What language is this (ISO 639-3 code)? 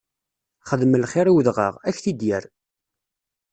kab